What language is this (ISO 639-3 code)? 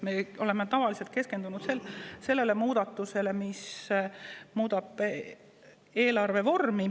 est